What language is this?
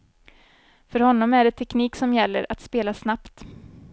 Swedish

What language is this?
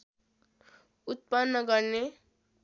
Nepali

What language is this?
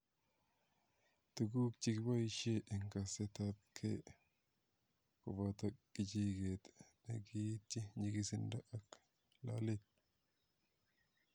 Kalenjin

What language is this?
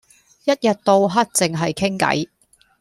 Cantonese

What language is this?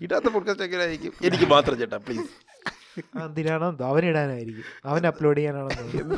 Malayalam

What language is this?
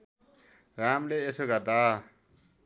Nepali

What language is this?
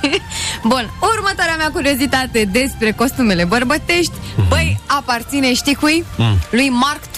Romanian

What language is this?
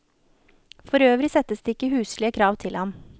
Norwegian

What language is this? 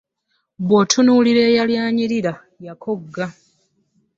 Ganda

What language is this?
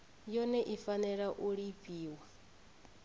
Venda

